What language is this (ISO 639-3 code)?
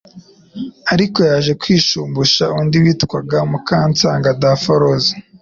kin